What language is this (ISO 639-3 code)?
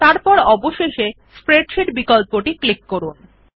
ben